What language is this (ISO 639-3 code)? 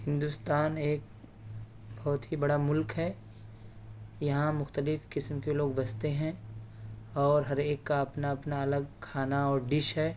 urd